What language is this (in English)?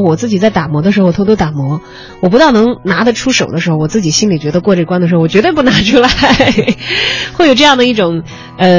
Chinese